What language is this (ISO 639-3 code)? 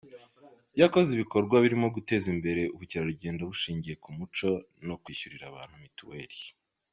kin